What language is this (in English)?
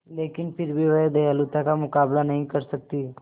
Hindi